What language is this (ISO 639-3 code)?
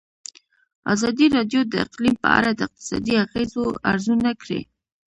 pus